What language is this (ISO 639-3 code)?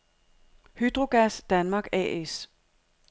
dan